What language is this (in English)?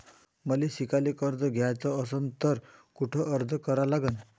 Marathi